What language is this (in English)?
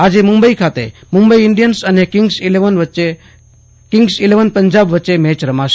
Gujarati